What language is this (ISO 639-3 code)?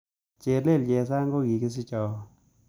kln